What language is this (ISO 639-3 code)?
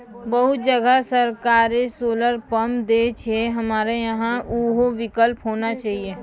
mai